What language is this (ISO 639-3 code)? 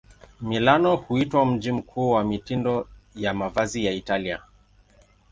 swa